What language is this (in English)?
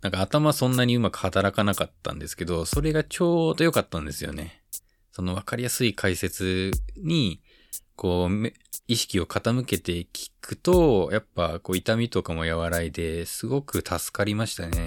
Japanese